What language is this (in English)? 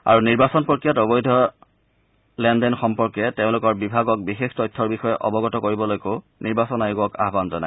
Assamese